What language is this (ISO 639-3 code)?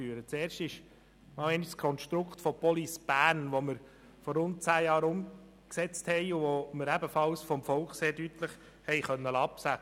gsw